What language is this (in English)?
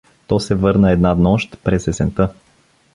Bulgarian